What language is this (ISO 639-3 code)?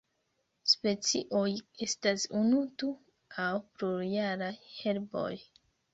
epo